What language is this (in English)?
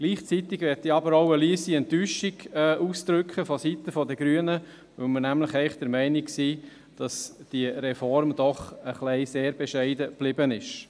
Swiss German